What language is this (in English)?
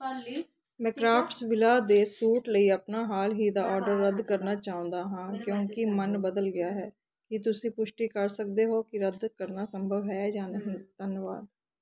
Punjabi